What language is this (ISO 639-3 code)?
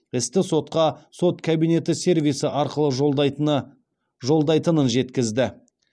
kaz